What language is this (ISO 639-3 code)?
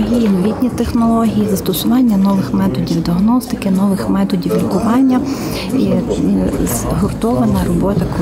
ukr